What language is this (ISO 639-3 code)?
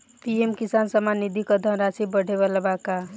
bho